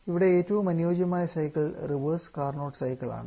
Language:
Malayalam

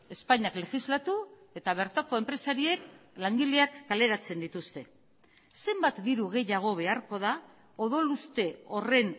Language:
Basque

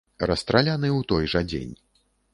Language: Belarusian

